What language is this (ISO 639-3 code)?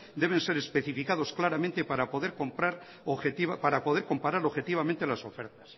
spa